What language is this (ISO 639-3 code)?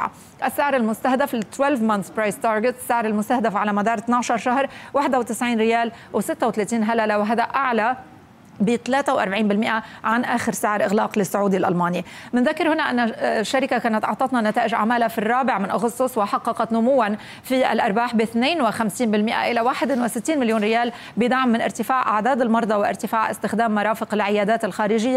ara